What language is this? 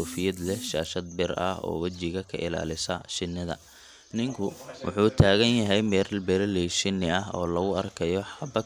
Somali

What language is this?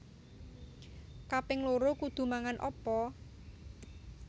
Javanese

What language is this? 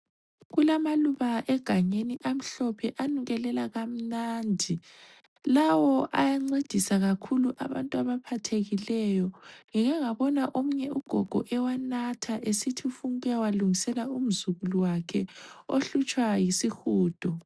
North Ndebele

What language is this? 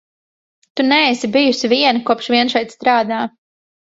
Latvian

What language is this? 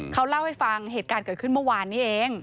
Thai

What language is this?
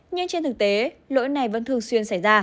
Vietnamese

